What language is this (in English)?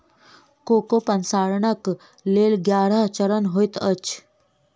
Maithili